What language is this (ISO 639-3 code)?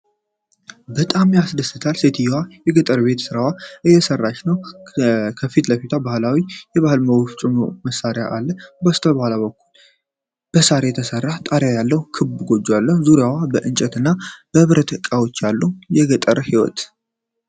amh